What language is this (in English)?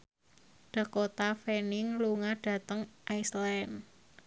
Javanese